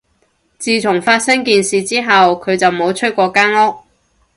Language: Cantonese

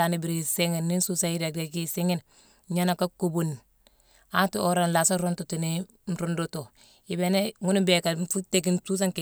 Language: Mansoanka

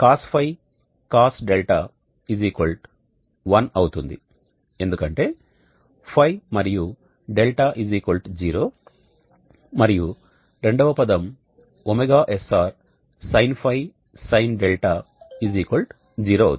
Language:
Telugu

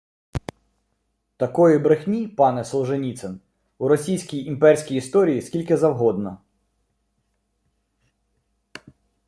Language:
Ukrainian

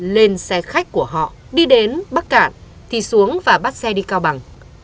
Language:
Vietnamese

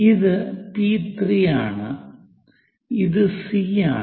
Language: Malayalam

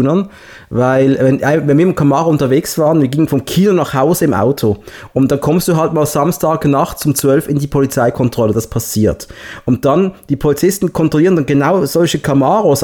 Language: German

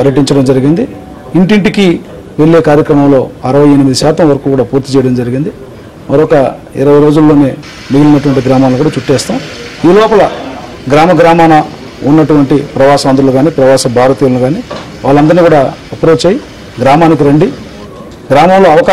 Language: Telugu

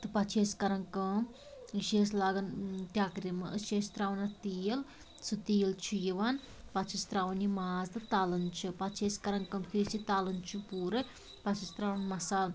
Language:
Kashmiri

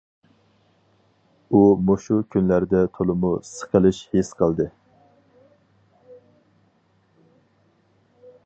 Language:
Uyghur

